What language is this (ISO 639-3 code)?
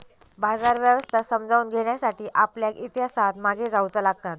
mar